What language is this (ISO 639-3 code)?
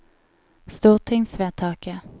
nor